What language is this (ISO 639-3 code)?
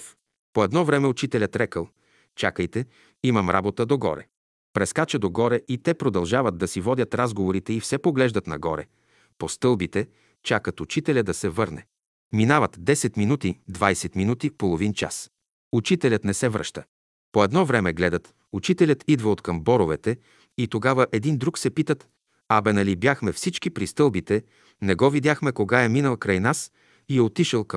bul